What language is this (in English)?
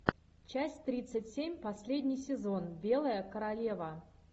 Russian